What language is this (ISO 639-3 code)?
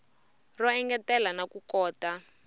tso